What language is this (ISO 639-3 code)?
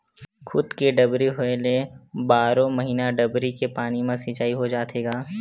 hne